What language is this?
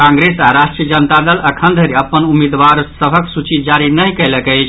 Maithili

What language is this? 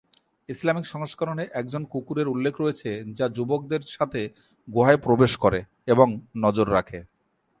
Bangla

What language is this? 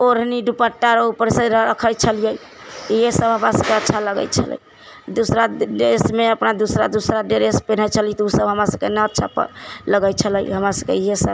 Maithili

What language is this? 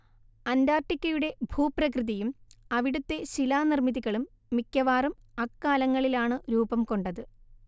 Malayalam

